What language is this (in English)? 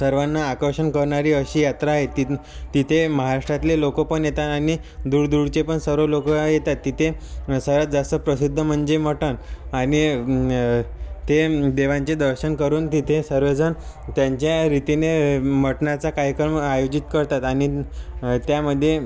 Marathi